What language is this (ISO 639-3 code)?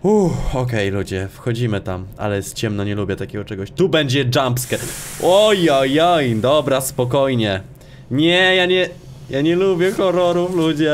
pol